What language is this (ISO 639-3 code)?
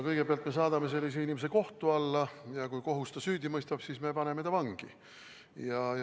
est